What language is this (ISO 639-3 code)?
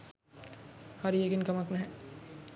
sin